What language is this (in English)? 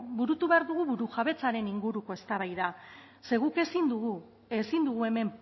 Basque